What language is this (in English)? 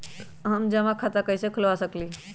Magahi